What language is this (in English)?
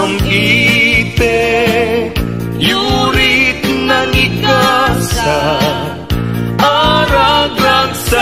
Filipino